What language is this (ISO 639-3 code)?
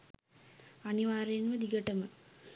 sin